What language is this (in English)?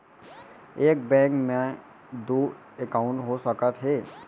Chhattisgarhi